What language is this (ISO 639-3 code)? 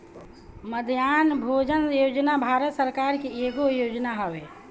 bho